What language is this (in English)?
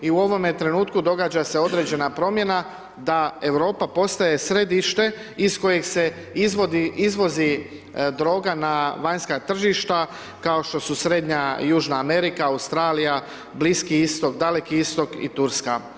Croatian